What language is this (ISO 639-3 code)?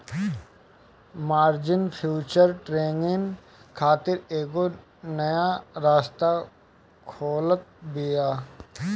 bho